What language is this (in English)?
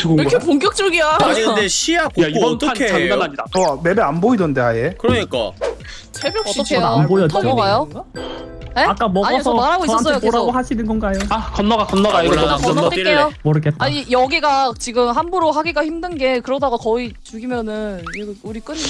Korean